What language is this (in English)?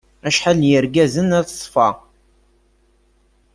Kabyle